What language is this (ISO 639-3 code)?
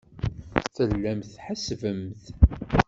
kab